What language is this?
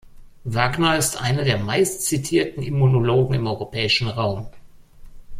German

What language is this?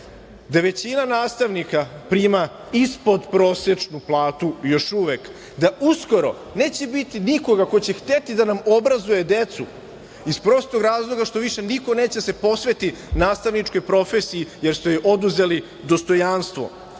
Serbian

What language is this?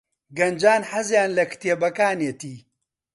Central Kurdish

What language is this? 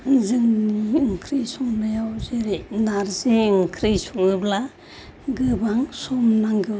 Bodo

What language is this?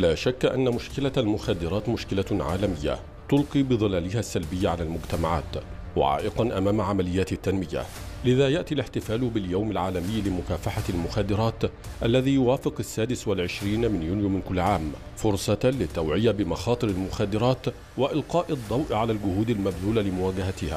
Arabic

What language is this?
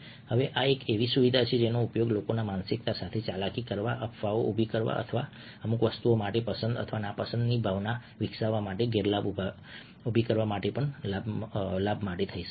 Gujarati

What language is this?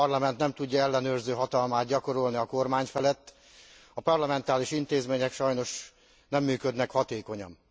Hungarian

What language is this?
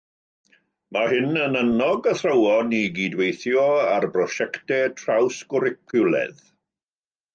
Welsh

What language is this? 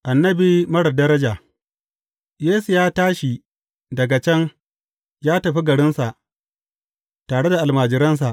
Hausa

